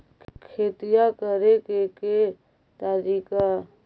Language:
Magahi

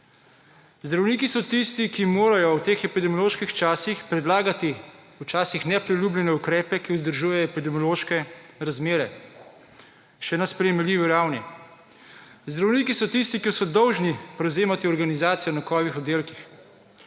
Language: Slovenian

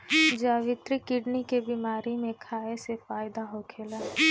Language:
Bhojpuri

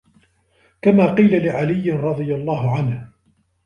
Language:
Arabic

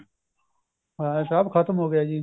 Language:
Punjabi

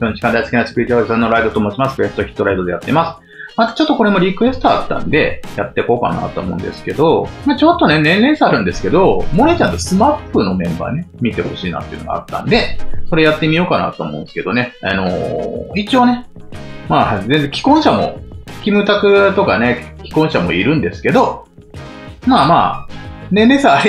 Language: Japanese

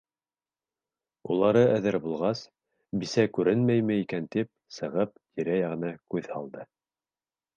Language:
Bashkir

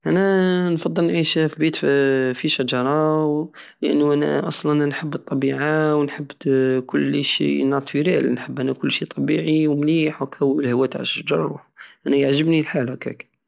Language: Algerian Saharan Arabic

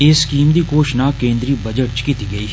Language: Dogri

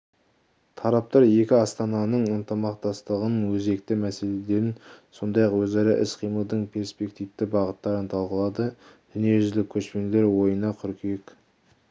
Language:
Kazakh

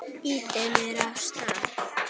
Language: Icelandic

